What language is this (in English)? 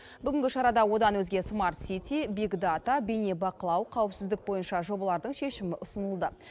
Kazakh